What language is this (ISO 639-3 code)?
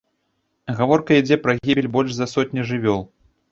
bel